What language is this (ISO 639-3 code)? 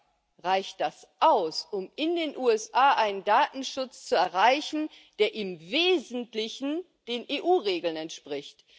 deu